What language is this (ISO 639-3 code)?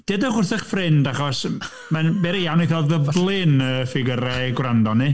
cym